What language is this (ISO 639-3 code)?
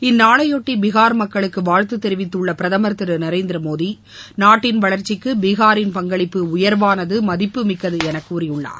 tam